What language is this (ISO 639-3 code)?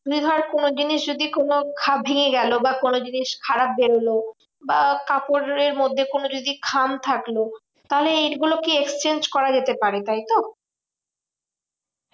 ben